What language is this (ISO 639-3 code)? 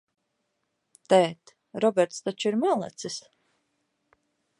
lav